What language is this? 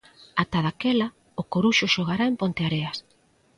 Galician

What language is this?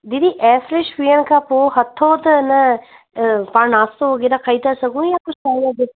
Sindhi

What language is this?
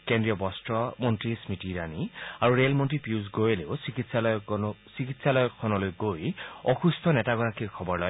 Assamese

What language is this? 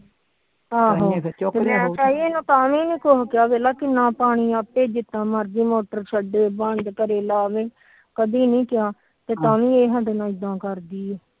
Punjabi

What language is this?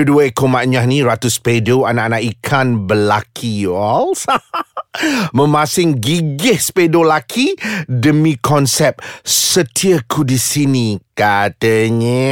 Malay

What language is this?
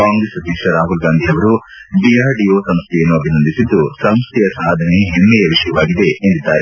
Kannada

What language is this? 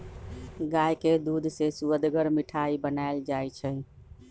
Magahi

